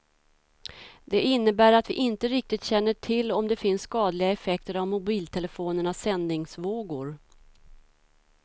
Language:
Swedish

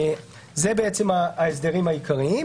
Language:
Hebrew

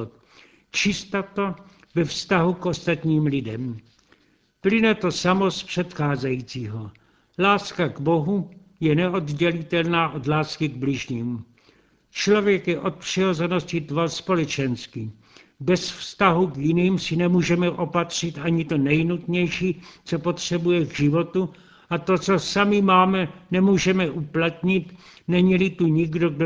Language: Czech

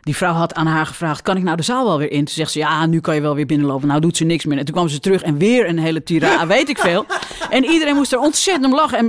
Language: Dutch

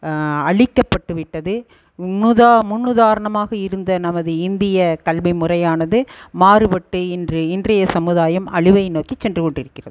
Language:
Tamil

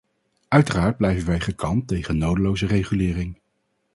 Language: Dutch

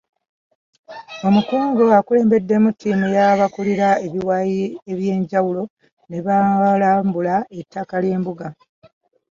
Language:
Ganda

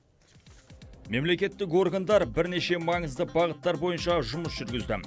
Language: Kazakh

